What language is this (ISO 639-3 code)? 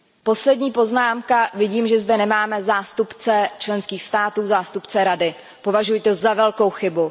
ces